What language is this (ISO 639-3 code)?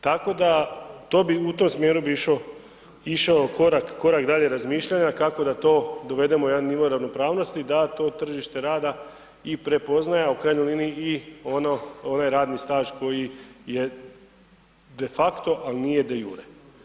hrv